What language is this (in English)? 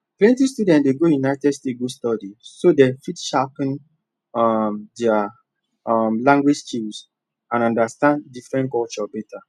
Nigerian Pidgin